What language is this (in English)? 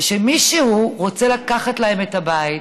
Hebrew